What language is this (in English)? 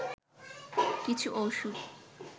Bangla